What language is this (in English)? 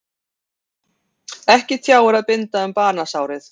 Icelandic